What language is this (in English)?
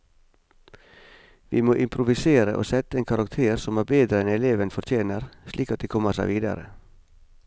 Norwegian